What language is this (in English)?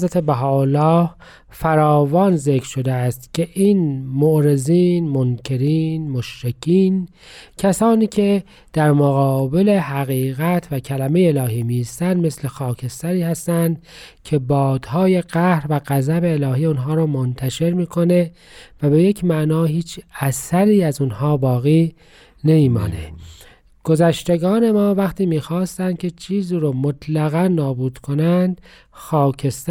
Persian